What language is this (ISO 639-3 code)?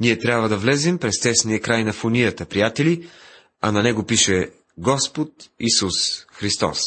bul